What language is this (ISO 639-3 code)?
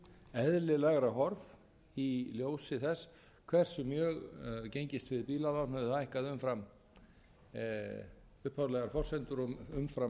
isl